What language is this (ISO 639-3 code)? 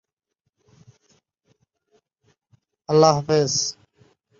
ben